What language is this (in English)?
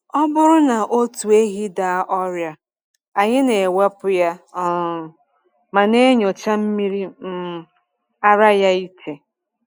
Igbo